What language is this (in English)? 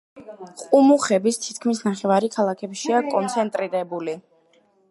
Georgian